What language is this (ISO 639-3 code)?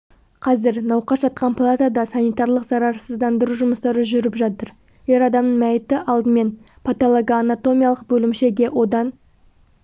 kaz